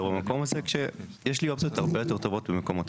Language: Hebrew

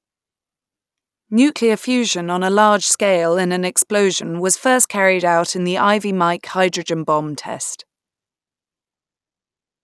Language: English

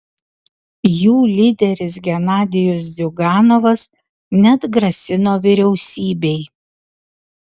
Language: Lithuanian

